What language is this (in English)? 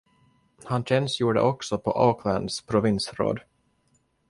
Swedish